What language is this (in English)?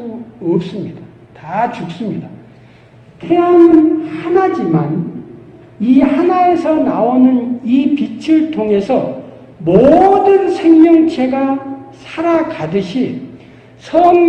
Korean